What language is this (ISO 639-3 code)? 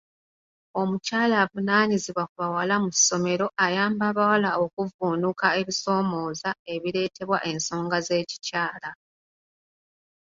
lug